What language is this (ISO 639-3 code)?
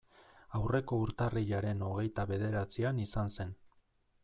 eus